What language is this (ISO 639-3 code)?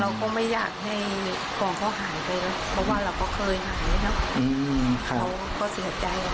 tha